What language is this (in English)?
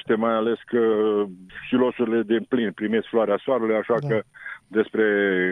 Romanian